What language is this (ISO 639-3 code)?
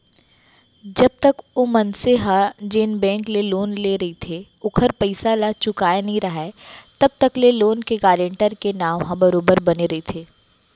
hne